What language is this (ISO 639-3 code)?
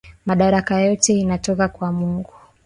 swa